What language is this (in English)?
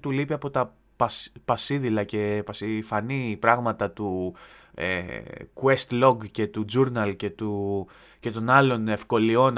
Greek